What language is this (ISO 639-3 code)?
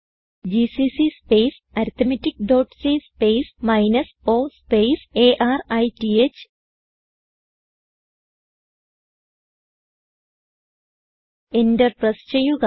mal